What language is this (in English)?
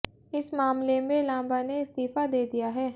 Hindi